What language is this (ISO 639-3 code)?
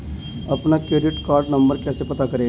hin